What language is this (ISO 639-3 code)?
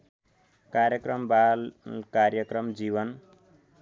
nep